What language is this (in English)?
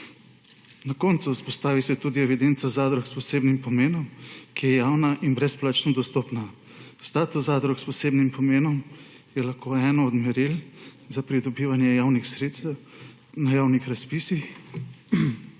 Slovenian